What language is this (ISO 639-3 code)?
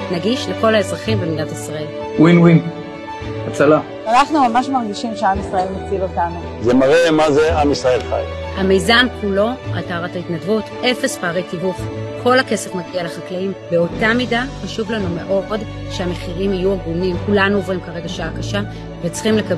heb